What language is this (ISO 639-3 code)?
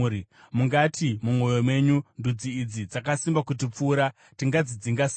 sna